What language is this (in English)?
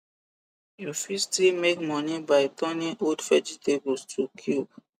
Nigerian Pidgin